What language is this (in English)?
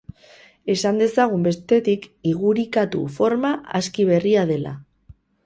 Basque